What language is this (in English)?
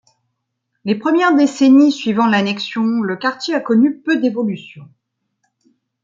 French